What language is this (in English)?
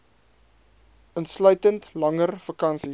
Afrikaans